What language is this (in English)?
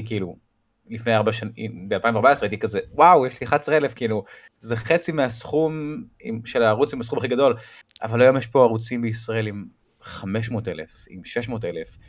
Hebrew